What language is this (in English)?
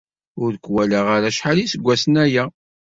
Kabyle